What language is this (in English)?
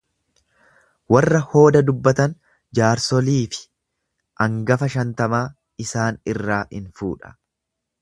Oromo